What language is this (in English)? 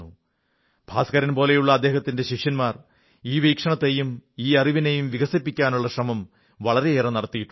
Malayalam